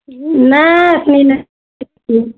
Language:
Maithili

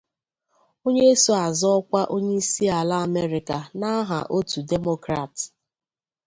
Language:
Igbo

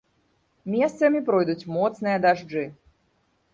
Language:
Belarusian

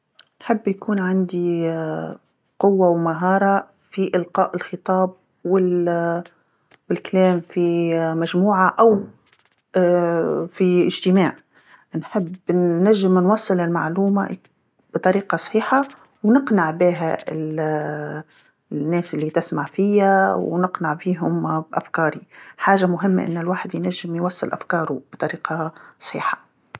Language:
Tunisian Arabic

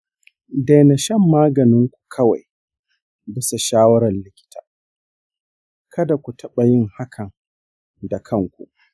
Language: Hausa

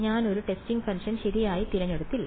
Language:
Malayalam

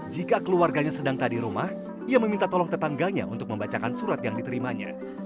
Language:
Indonesian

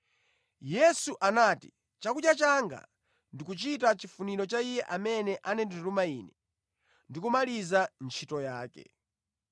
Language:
Nyanja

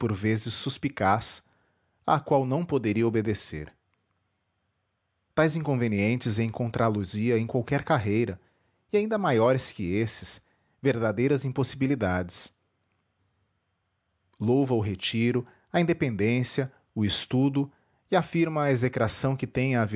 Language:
Portuguese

